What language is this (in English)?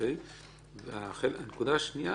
Hebrew